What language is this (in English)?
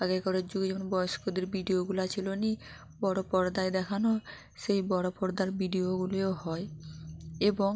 Bangla